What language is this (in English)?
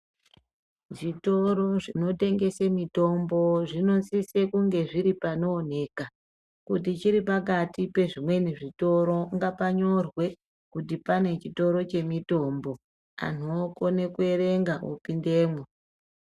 Ndau